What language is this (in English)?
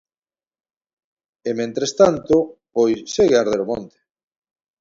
Galician